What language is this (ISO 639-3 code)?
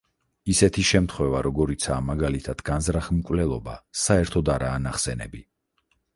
kat